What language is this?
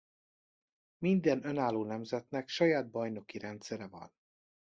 Hungarian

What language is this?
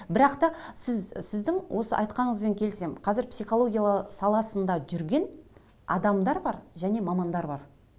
Kazakh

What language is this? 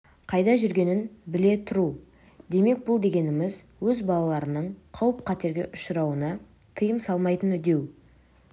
Kazakh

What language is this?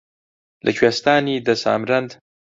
Central Kurdish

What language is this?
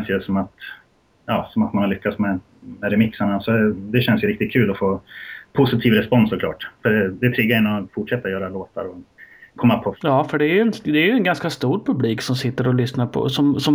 Swedish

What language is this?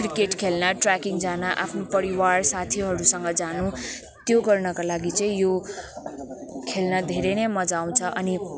Nepali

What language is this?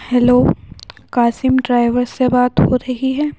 Urdu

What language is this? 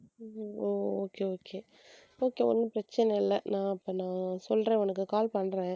Tamil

